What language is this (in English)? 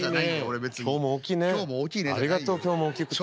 Japanese